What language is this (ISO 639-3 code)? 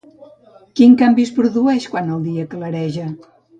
cat